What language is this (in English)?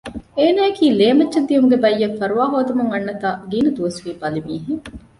Divehi